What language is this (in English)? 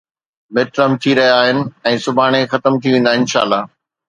Sindhi